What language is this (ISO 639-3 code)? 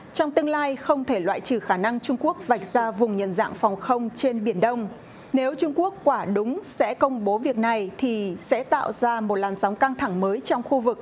vie